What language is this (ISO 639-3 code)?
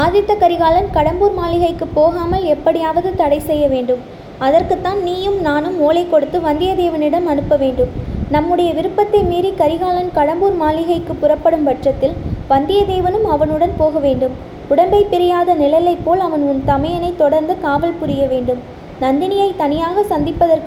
tam